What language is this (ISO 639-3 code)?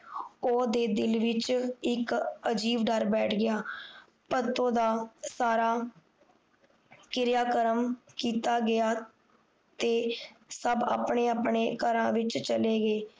pan